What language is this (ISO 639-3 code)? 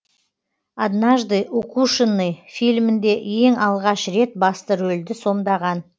kaz